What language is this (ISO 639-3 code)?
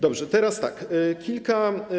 pol